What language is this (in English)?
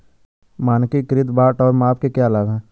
Hindi